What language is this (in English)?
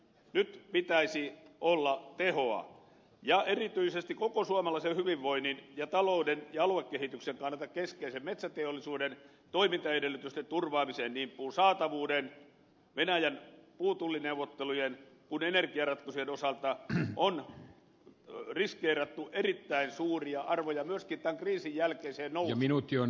Finnish